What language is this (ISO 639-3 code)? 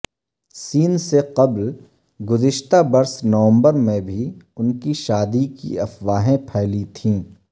urd